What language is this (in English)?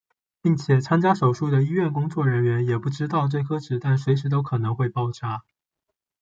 Chinese